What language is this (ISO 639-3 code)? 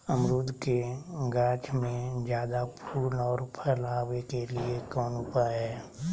mag